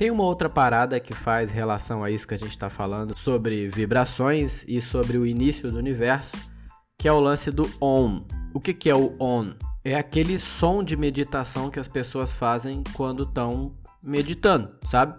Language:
Portuguese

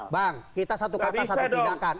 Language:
Indonesian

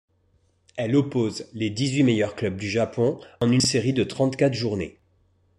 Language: French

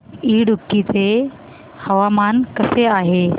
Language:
Marathi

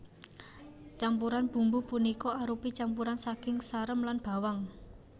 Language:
Javanese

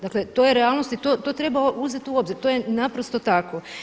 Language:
Croatian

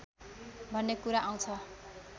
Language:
Nepali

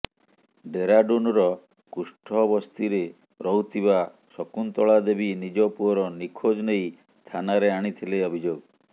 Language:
Odia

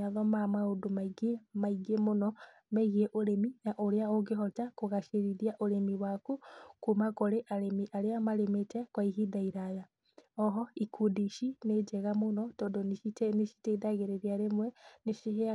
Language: Kikuyu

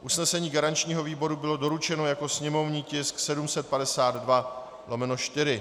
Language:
Czech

